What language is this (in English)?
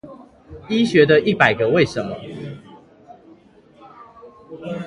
Chinese